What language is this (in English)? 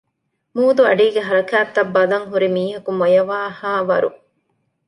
Divehi